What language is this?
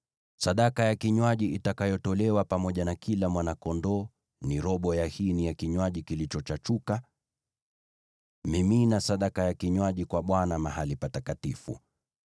Swahili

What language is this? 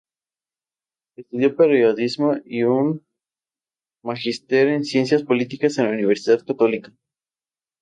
Spanish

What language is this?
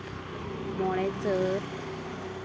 Santali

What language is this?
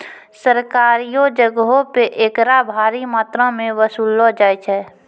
Maithili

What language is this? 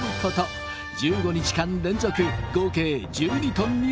Japanese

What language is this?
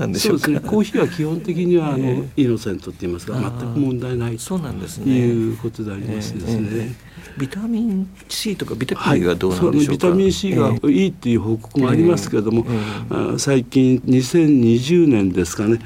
Japanese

